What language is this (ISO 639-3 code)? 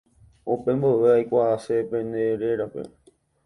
grn